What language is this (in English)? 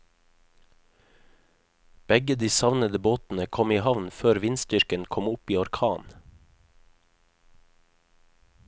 Norwegian